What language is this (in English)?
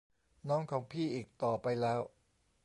Thai